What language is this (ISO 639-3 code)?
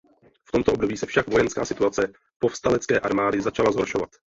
ces